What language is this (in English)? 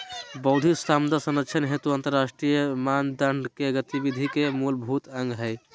Magahi